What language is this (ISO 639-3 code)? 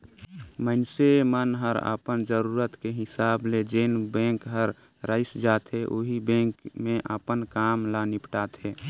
hne